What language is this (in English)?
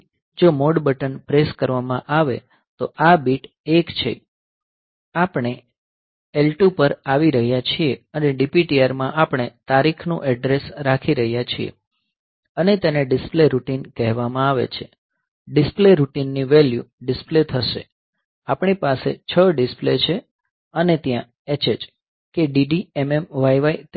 Gujarati